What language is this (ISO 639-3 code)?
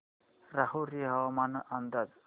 mar